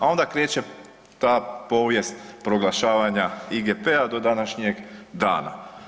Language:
Croatian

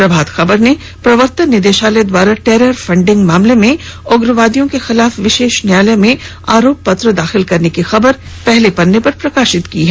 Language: Hindi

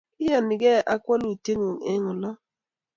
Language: Kalenjin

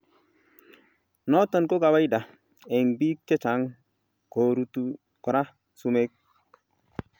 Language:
Kalenjin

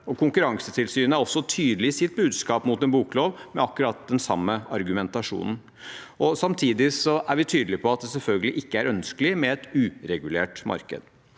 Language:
Norwegian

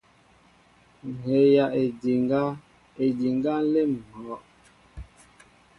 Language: Mbo (Cameroon)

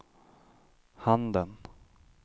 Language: Swedish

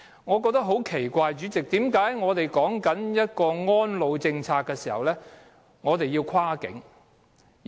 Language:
Cantonese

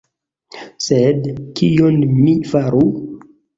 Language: Esperanto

